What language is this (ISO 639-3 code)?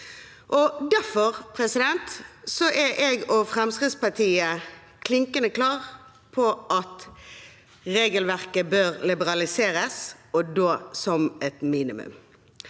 nor